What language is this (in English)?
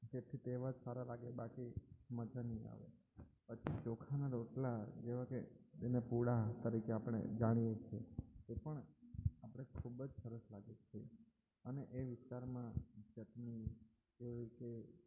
Gujarati